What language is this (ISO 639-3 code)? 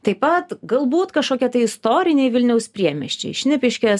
lit